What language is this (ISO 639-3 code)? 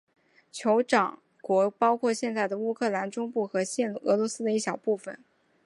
zho